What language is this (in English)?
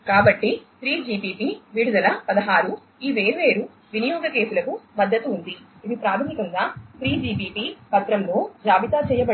Telugu